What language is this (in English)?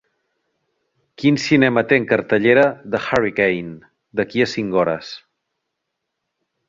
Catalan